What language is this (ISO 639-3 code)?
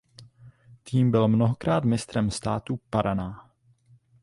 ces